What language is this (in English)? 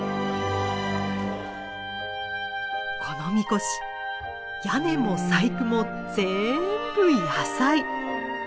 Japanese